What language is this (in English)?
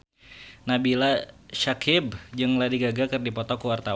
Sundanese